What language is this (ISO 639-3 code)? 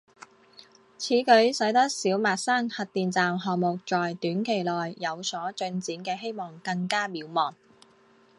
zho